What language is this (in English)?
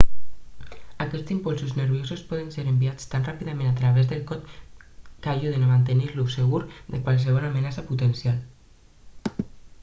Catalan